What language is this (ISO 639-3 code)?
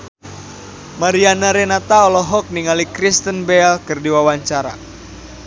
sun